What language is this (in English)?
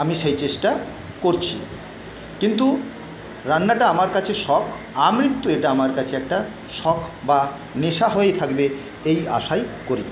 Bangla